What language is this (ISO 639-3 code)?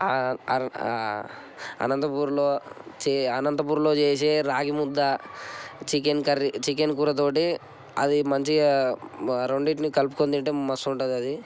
tel